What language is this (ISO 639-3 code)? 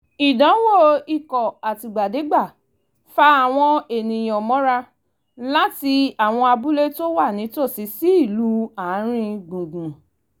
yor